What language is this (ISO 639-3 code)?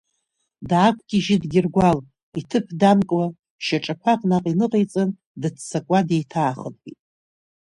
abk